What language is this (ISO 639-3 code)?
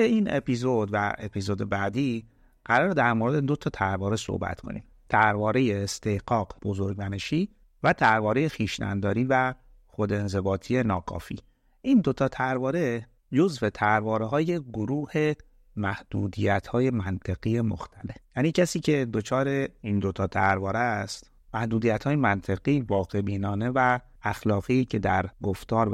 fas